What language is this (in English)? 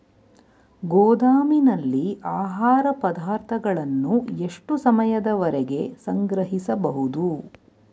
Kannada